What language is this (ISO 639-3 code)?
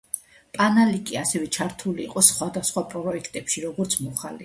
kat